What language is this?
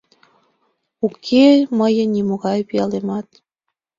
Mari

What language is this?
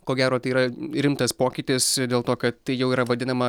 Lithuanian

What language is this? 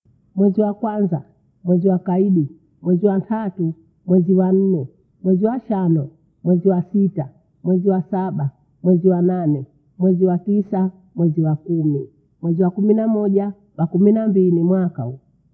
Bondei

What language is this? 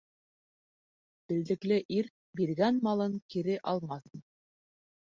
Bashkir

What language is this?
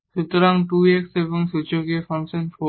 Bangla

